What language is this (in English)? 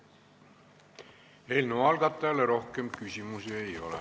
Estonian